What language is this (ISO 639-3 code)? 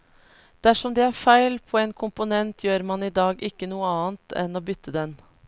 nor